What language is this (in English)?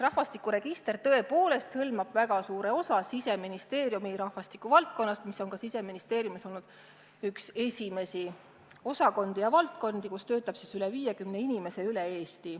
Estonian